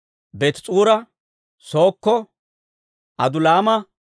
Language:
Dawro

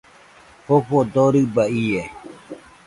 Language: Nüpode Huitoto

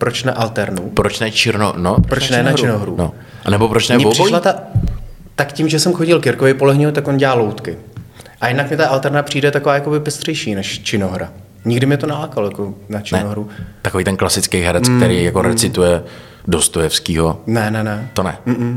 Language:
Czech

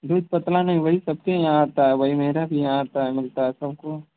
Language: Hindi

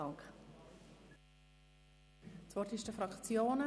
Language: Swiss German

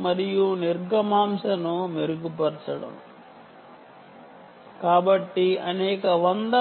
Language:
Telugu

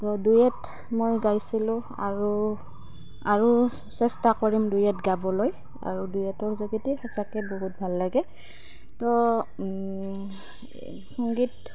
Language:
Assamese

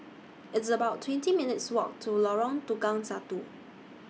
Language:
English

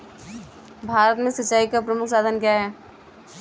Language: Hindi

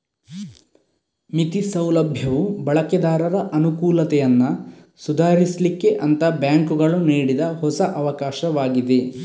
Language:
Kannada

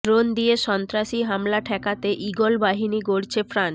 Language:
Bangla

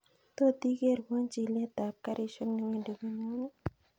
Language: Kalenjin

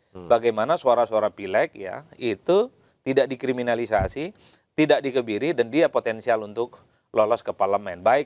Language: Indonesian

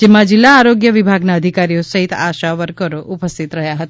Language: Gujarati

